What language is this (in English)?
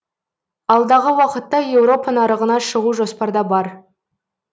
Kazakh